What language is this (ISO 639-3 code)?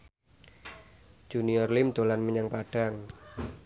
jav